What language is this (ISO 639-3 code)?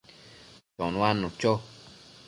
mcf